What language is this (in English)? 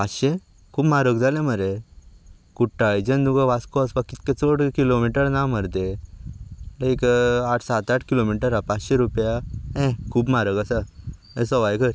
Konkani